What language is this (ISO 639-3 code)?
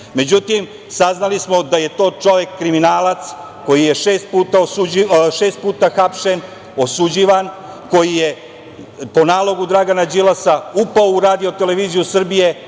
srp